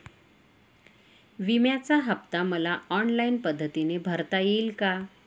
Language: Marathi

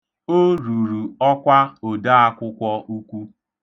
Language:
Igbo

